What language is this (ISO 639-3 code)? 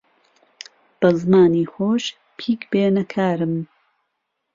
ckb